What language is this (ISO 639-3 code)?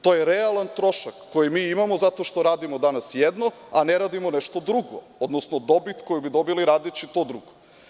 srp